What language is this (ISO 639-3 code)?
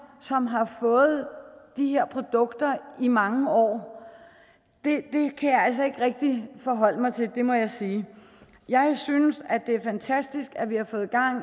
dan